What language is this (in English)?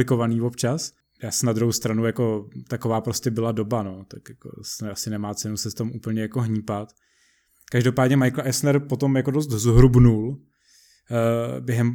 Czech